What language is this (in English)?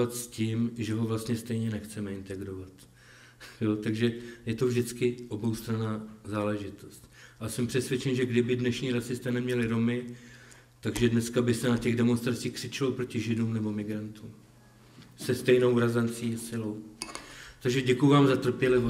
Czech